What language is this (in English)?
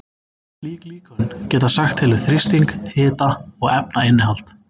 Icelandic